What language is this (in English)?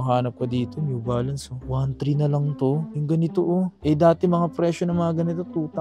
Filipino